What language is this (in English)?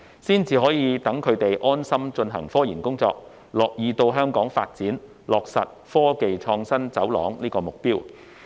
Cantonese